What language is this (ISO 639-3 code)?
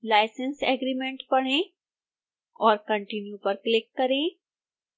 hin